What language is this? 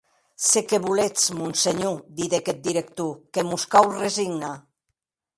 Occitan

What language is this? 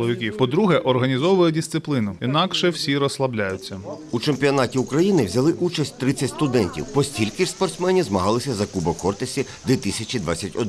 Ukrainian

